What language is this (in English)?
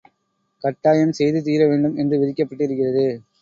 Tamil